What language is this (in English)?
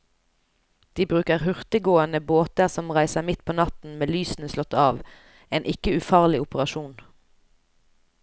Norwegian